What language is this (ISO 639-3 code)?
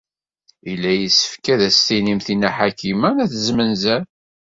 kab